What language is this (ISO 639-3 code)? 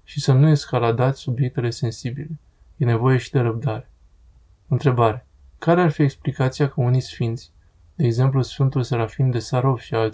ron